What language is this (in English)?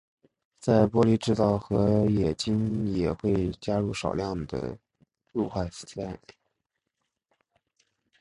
Chinese